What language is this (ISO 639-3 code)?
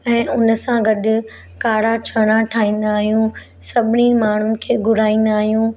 snd